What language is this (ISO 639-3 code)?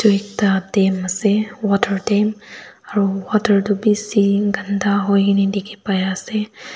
nag